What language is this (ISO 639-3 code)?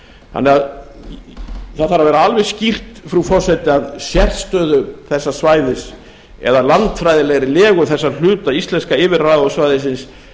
isl